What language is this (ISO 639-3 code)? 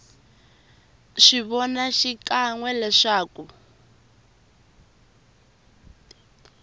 tso